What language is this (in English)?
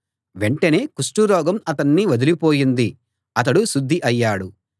Telugu